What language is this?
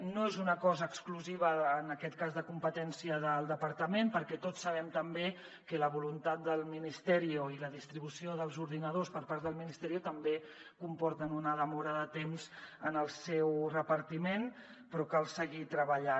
Catalan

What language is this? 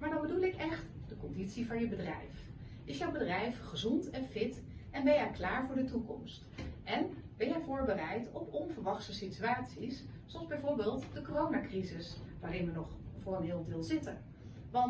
Dutch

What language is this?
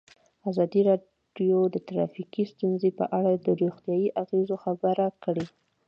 Pashto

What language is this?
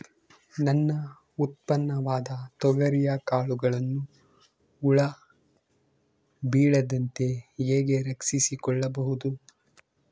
Kannada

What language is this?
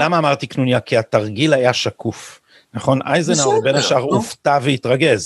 Hebrew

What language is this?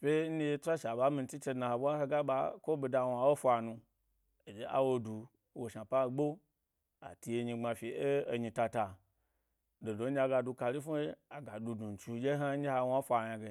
Gbari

